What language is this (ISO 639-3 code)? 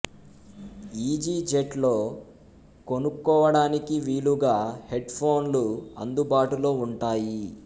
tel